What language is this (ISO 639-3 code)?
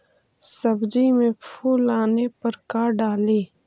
mag